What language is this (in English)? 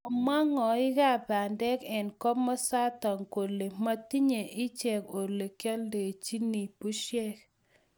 Kalenjin